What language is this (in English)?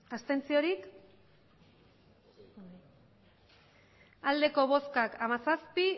Basque